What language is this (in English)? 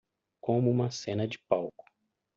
Portuguese